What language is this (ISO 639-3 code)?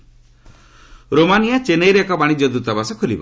ori